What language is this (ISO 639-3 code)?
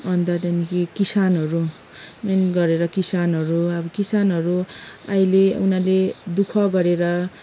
nep